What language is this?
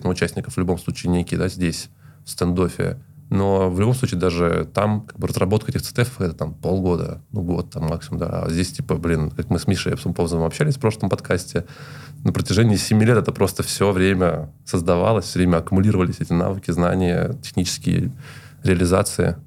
Russian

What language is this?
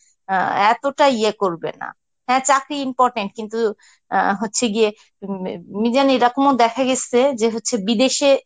Bangla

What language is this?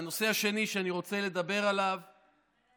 Hebrew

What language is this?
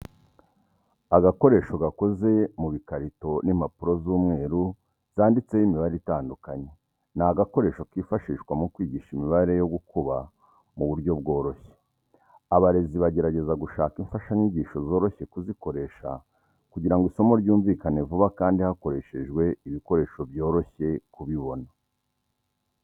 Kinyarwanda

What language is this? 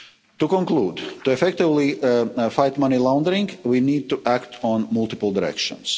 English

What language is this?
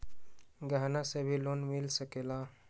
Magahi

